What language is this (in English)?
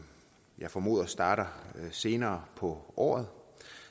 Danish